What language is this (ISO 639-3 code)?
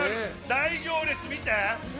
jpn